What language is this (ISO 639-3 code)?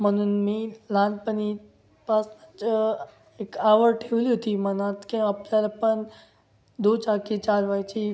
mar